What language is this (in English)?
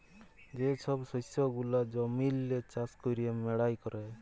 Bangla